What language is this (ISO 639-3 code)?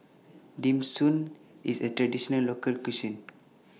eng